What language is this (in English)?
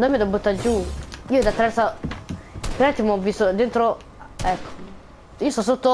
Italian